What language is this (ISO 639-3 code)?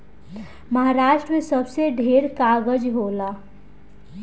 bho